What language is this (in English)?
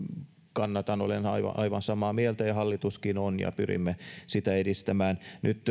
Finnish